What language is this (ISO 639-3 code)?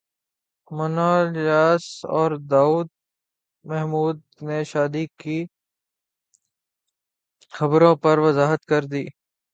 urd